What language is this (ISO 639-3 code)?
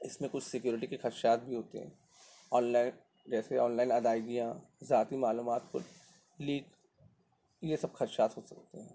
urd